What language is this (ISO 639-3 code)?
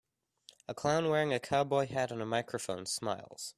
eng